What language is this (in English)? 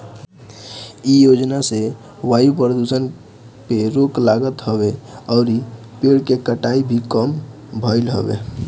Bhojpuri